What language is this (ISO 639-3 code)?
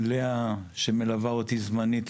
heb